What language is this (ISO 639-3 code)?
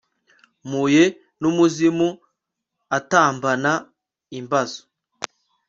kin